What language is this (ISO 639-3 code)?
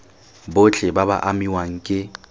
tsn